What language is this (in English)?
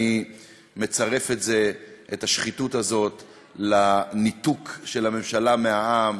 Hebrew